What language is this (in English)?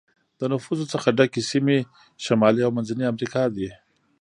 Pashto